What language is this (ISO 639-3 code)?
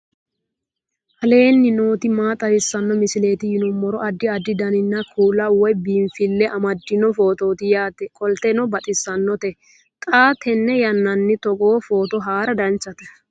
sid